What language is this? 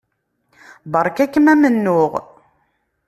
Kabyle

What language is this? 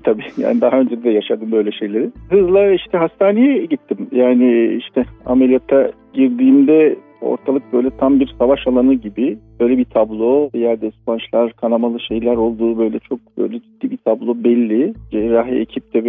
Turkish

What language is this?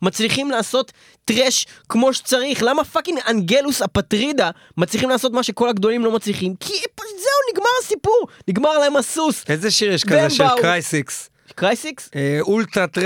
Hebrew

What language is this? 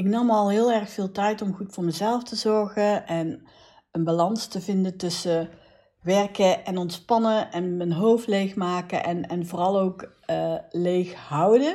Dutch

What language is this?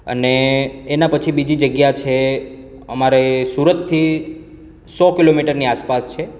Gujarati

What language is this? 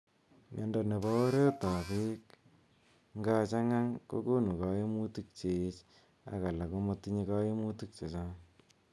Kalenjin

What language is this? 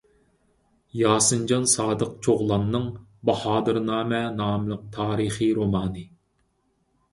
Uyghur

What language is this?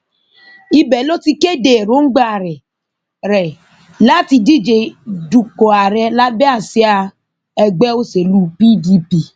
Yoruba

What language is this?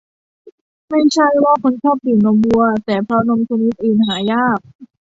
Thai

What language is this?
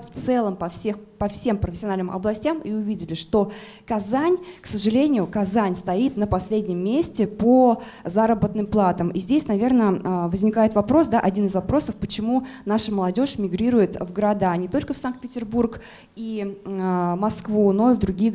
Russian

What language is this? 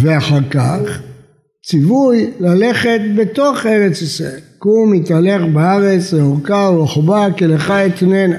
Hebrew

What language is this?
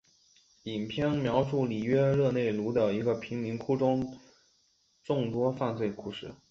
Chinese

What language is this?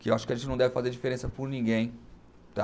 Portuguese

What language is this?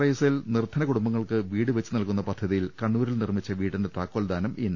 Malayalam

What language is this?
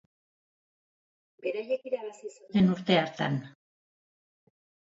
Basque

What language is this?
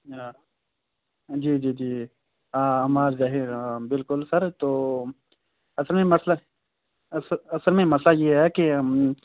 Urdu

